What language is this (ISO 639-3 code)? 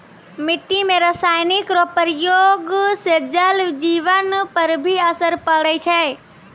mai